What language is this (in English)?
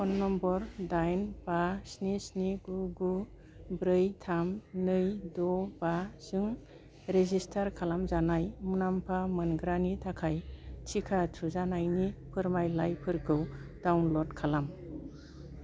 Bodo